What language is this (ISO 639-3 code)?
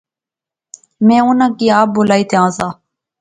phr